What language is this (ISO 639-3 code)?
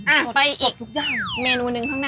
tha